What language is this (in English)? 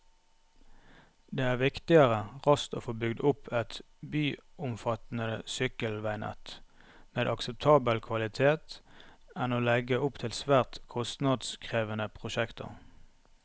Norwegian